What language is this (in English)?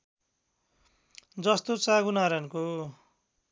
Nepali